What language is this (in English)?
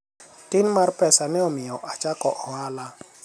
Luo (Kenya and Tanzania)